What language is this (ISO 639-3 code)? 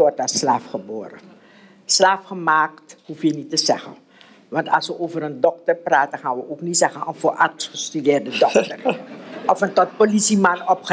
nld